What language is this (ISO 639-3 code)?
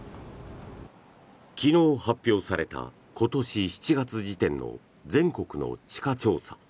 jpn